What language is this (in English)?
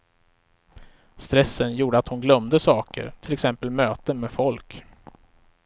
Swedish